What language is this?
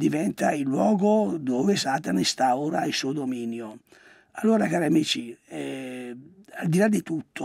Italian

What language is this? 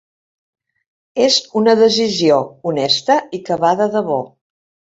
Catalan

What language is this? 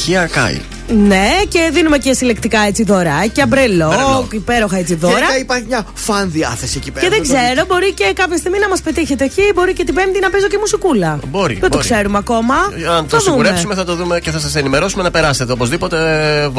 Greek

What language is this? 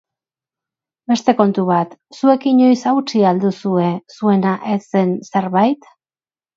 Basque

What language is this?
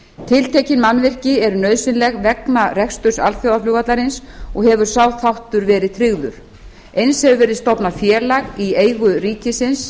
Icelandic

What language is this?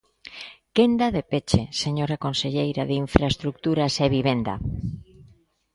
Galician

